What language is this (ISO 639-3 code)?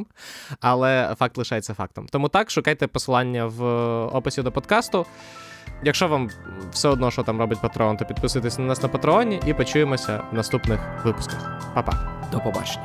ukr